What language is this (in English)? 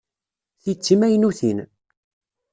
Kabyle